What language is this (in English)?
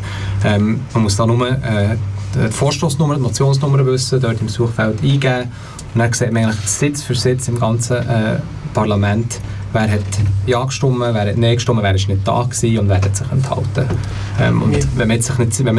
German